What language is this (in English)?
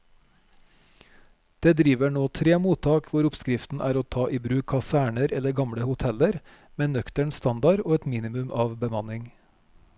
Norwegian